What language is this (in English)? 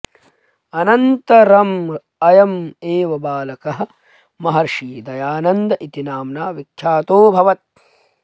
Sanskrit